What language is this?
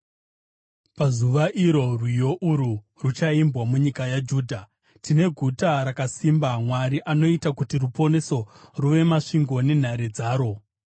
Shona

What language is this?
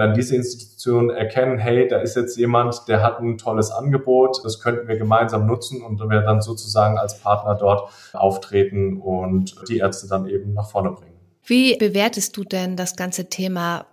German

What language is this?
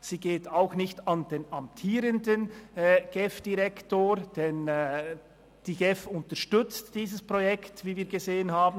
Swiss German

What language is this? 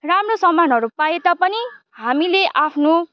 Nepali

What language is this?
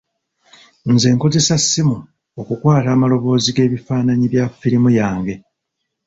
Ganda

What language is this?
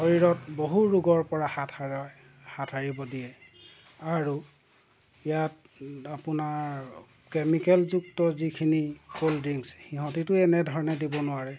Assamese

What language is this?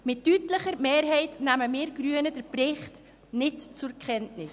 Swiss German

